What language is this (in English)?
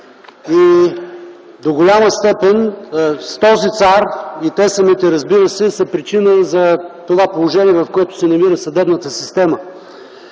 Bulgarian